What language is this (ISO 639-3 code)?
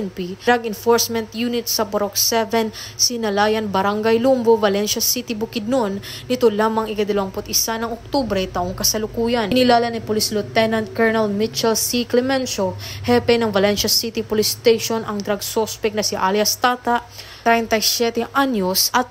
fil